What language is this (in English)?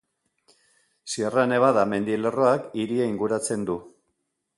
Basque